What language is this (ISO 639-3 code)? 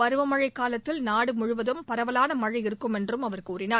tam